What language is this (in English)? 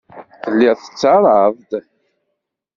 Kabyle